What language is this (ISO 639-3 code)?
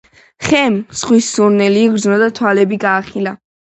kat